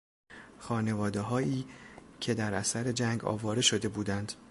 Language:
Persian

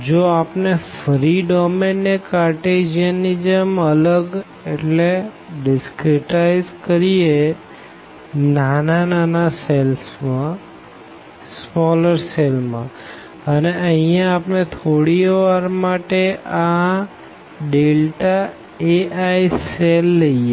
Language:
Gujarati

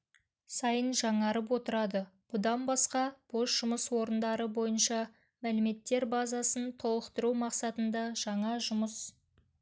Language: Kazakh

